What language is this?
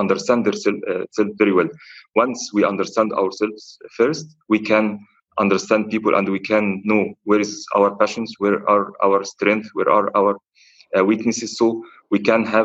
English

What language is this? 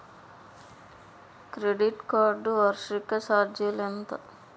Telugu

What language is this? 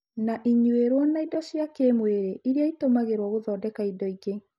Kikuyu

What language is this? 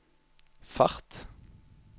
Norwegian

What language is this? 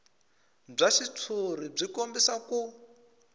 Tsonga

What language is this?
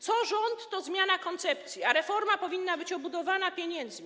Polish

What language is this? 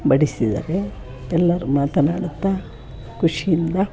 Kannada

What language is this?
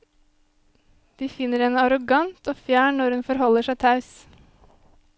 Norwegian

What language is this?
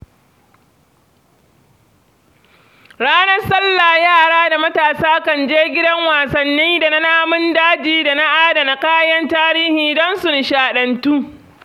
Hausa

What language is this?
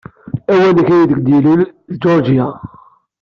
Kabyle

